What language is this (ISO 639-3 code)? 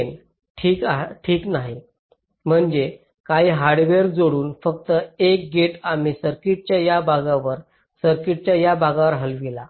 mar